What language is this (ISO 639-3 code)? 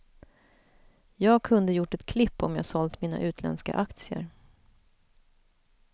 swe